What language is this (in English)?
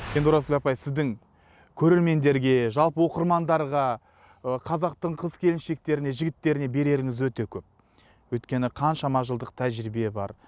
Kazakh